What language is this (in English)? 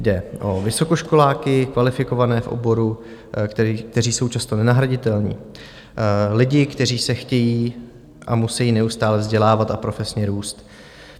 Czech